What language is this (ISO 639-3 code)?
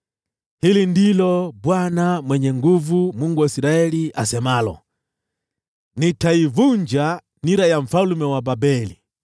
swa